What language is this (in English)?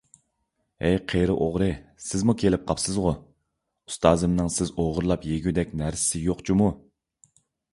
Uyghur